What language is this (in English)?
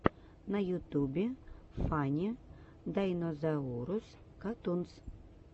Russian